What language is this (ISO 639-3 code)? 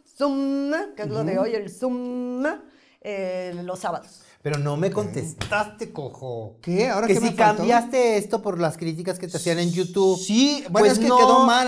spa